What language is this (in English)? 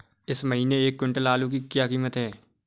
Hindi